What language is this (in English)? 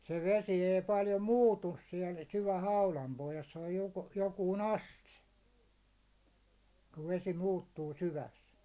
Finnish